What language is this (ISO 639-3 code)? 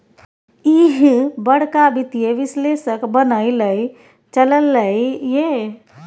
mai